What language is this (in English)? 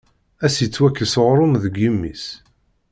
Kabyle